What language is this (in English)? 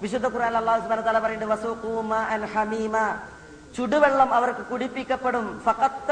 Malayalam